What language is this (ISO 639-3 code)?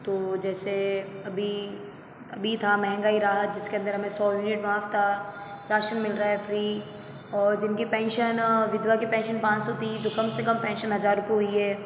hin